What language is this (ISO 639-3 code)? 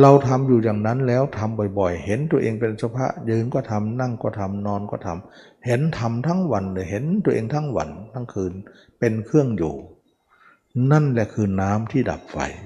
tha